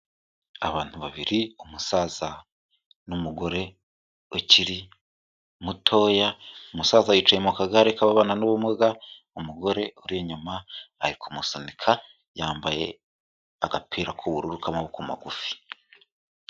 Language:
Kinyarwanda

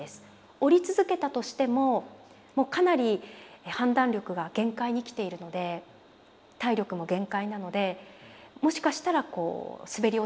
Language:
Japanese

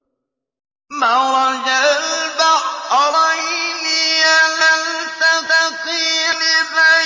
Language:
Arabic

